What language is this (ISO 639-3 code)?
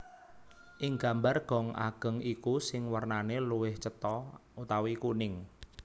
jav